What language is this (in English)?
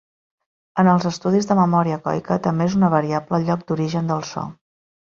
Catalan